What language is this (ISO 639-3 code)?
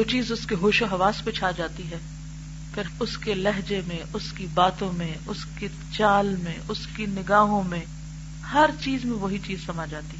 urd